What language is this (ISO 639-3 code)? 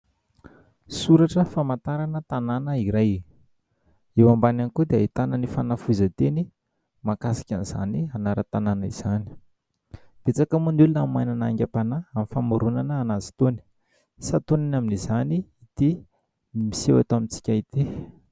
mlg